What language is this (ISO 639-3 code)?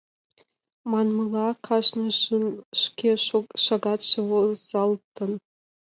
chm